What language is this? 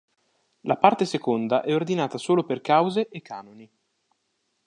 Italian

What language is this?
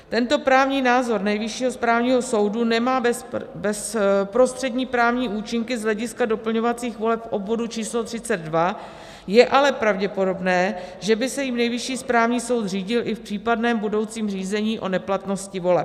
Czech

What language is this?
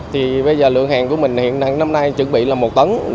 Vietnamese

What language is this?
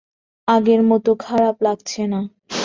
Bangla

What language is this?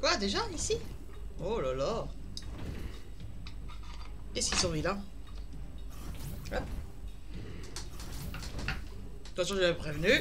French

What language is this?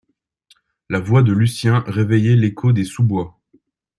French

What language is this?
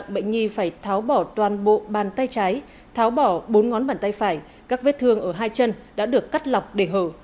Vietnamese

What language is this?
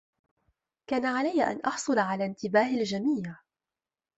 Arabic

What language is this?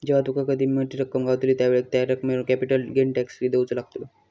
Marathi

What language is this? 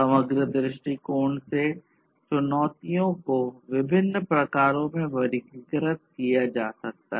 Hindi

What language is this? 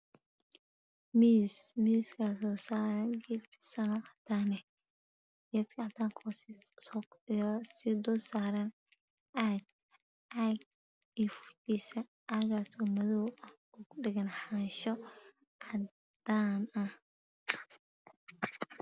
Somali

